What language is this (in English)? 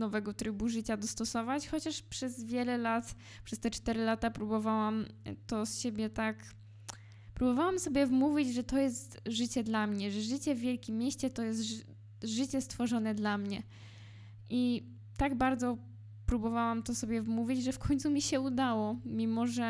Polish